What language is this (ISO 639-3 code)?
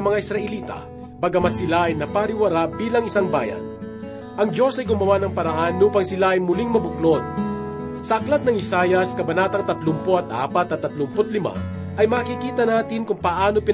fil